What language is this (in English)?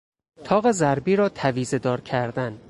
Persian